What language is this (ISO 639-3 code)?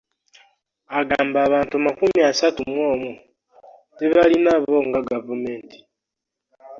lug